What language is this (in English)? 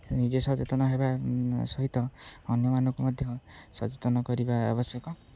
Odia